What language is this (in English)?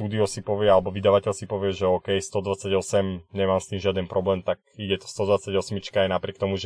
Slovak